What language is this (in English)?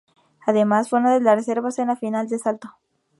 Spanish